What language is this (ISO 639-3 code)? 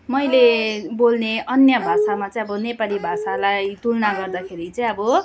nep